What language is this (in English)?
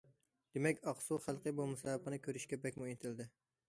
Uyghur